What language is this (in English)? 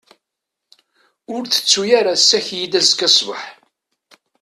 Kabyle